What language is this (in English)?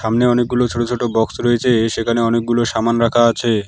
Bangla